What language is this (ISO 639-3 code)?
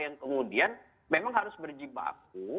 ind